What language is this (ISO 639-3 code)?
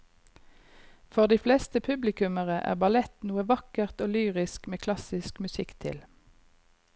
nor